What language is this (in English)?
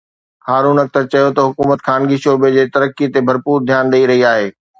Sindhi